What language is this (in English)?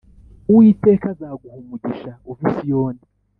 Kinyarwanda